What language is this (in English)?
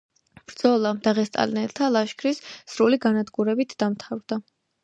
Georgian